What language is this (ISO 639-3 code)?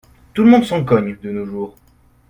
fra